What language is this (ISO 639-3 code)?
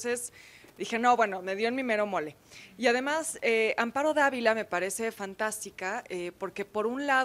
spa